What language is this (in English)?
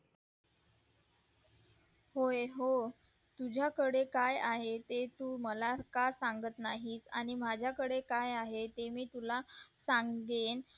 Marathi